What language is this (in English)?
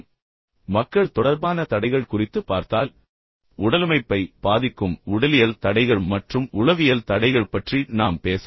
Tamil